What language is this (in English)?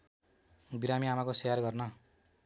Nepali